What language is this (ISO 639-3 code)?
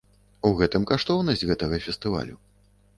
bel